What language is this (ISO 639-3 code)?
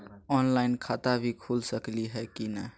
mag